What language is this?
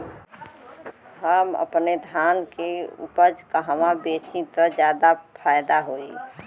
Bhojpuri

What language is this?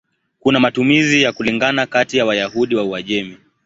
Swahili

